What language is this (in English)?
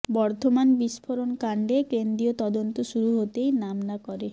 Bangla